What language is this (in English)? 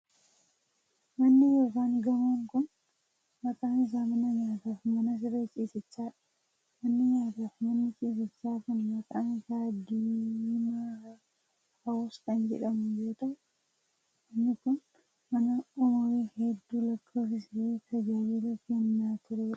Oromo